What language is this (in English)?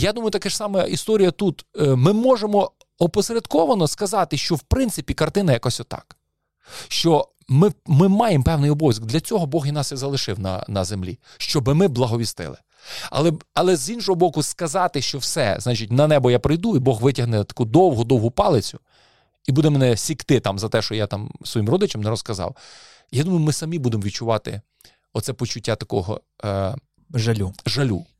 Ukrainian